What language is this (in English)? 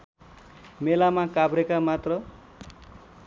Nepali